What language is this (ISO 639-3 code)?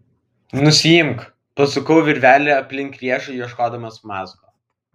lit